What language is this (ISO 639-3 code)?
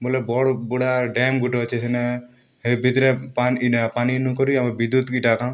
ori